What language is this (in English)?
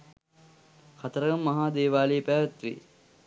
Sinhala